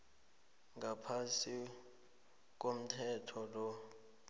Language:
South Ndebele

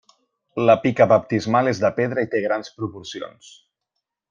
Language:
Catalan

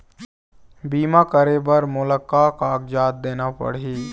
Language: Chhattisgarhi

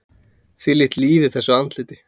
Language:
Icelandic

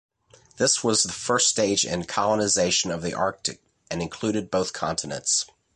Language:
English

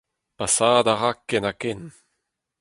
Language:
Breton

